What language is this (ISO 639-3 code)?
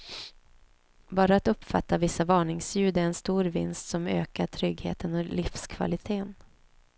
swe